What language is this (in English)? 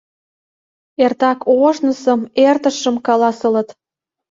Mari